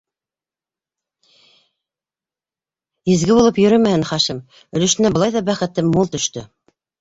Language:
Bashkir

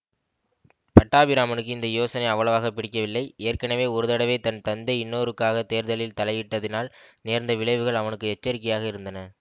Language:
Tamil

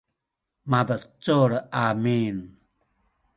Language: Sakizaya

